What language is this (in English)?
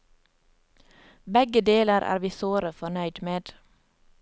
Norwegian